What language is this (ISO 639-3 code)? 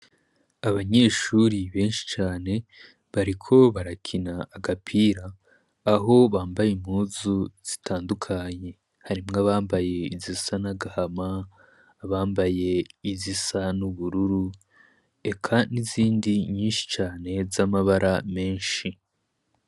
run